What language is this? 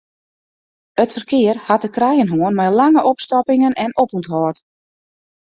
Western Frisian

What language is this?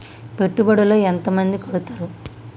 Telugu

